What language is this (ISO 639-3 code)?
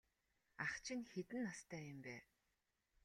mon